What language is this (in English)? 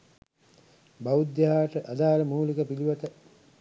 Sinhala